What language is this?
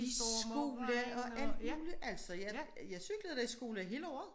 Danish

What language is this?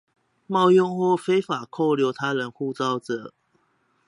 Chinese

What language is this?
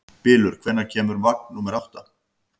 Icelandic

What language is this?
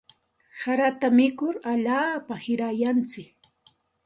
Santa Ana de Tusi Pasco Quechua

